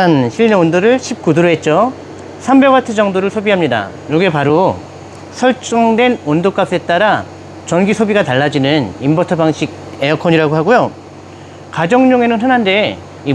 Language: Korean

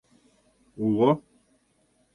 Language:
Mari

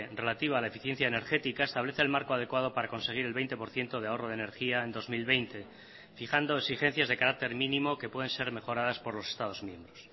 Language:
Spanish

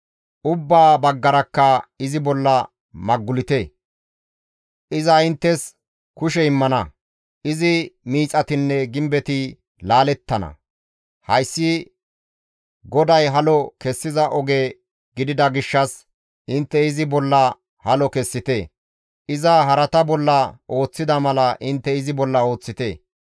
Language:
Gamo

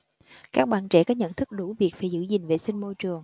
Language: Vietnamese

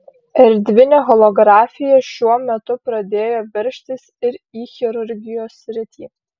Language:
Lithuanian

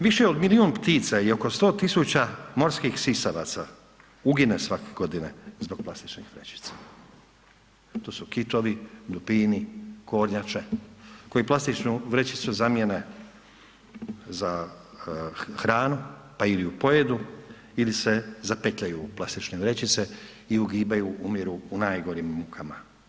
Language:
Croatian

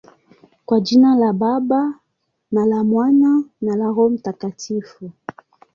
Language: Swahili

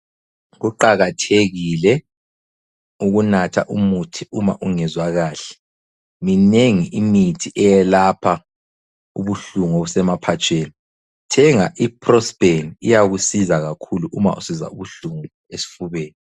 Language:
North Ndebele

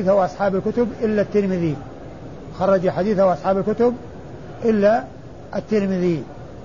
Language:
Arabic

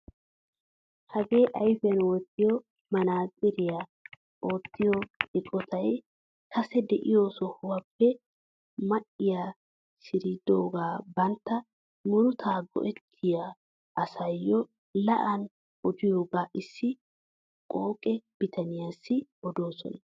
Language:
Wolaytta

